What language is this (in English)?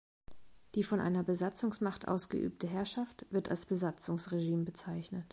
German